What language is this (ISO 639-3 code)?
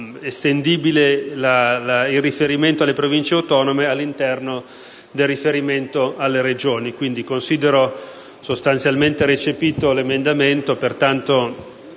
ita